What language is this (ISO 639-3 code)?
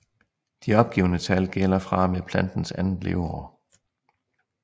dan